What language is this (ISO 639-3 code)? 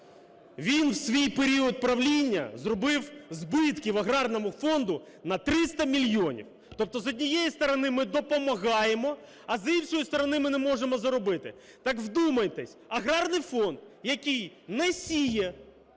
ukr